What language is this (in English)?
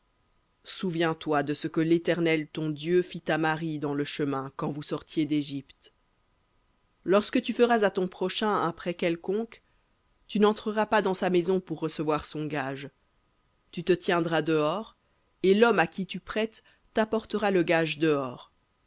French